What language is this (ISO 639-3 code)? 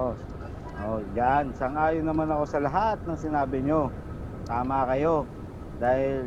fil